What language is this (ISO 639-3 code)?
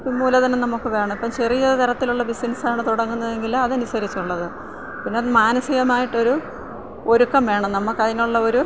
mal